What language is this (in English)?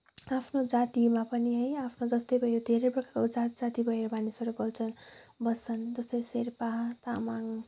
Nepali